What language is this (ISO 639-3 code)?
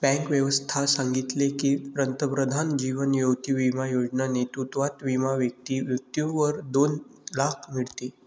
mar